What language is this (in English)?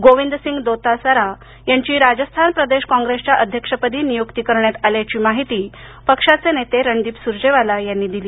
Marathi